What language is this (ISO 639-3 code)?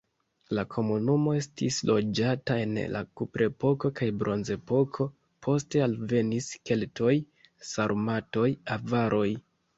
epo